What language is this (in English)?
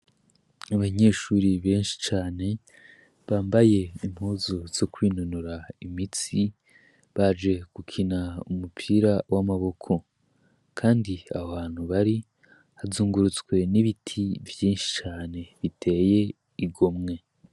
Rundi